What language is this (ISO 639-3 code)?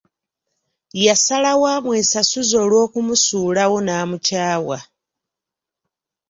lug